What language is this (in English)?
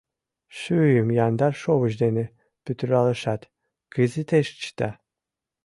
Mari